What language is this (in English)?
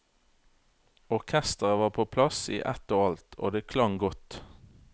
Norwegian